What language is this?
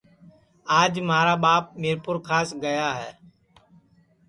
Sansi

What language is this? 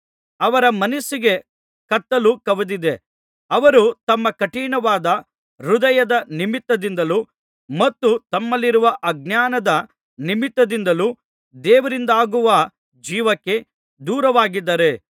Kannada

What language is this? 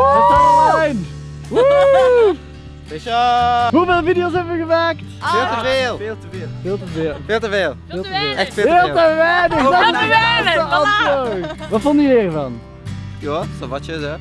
Dutch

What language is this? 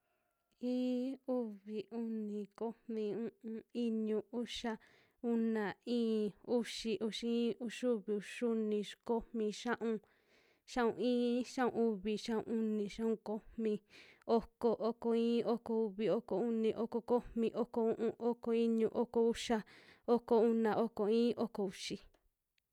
Western Juxtlahuaca Mixtec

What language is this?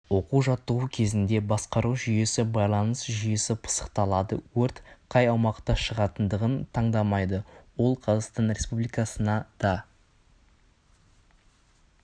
Kazakh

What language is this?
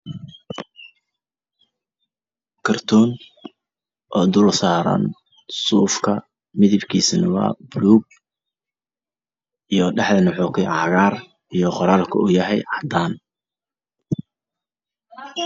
Somali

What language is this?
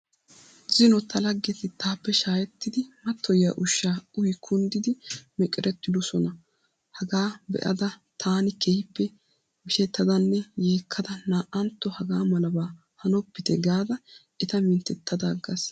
Wolaytta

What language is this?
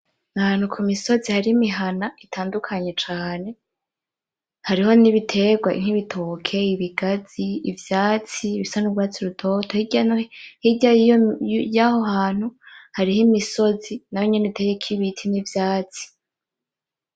Rundi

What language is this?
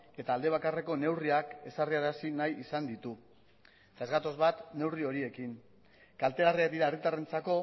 Basque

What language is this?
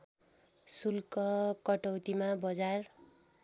Nepali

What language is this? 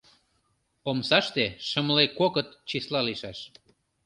Mari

